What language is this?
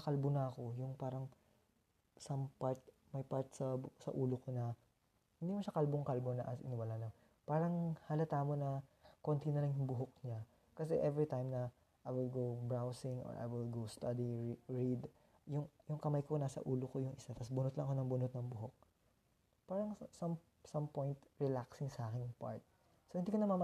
Filipino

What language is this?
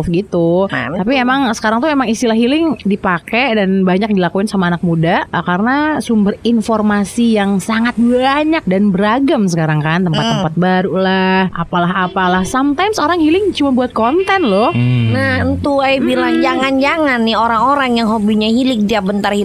Indonesian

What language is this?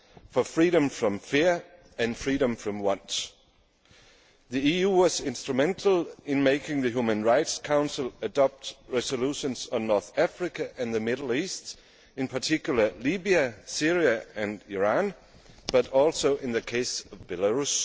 English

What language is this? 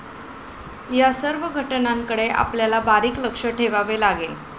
Marathi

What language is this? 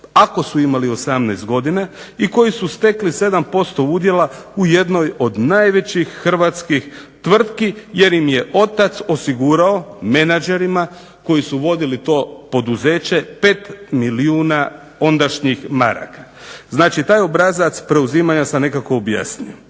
Croatian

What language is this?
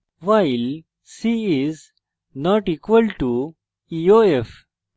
Bangla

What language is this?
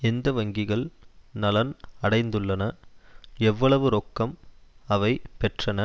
Tamil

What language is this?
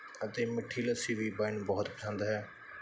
Punjabi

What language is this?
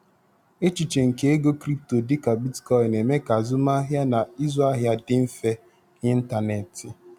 Igbo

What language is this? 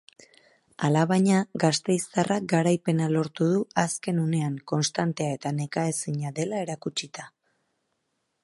Basque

